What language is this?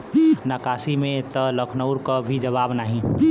Bhojpuri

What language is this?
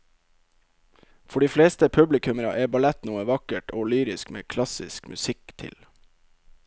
Norwegian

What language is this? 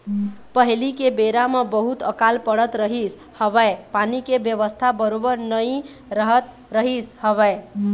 Chhattisgarhi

